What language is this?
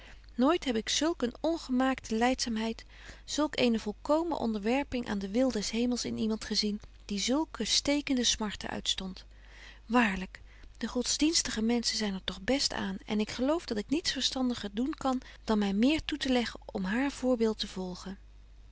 Dutch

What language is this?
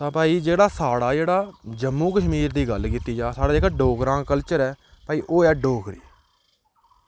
Dogri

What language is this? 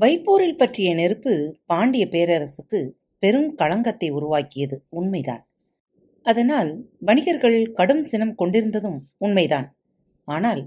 Tamil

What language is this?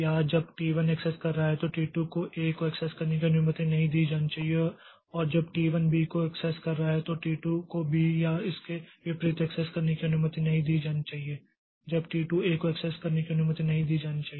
Hindi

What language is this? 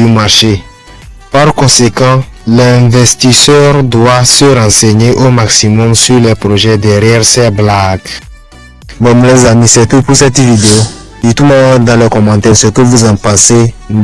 French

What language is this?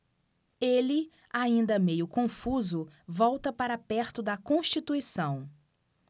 Portuguese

